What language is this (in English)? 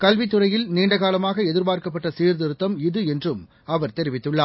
Tamil